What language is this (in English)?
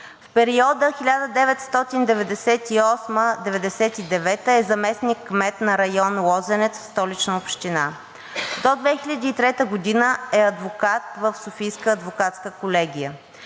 Bulgarian